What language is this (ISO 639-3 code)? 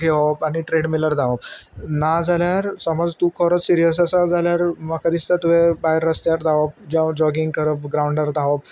kok